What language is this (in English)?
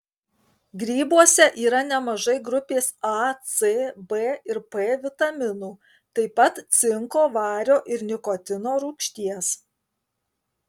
Lithuanian